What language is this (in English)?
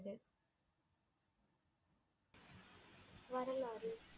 Tamil